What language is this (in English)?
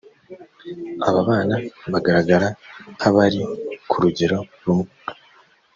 Kinyarwanda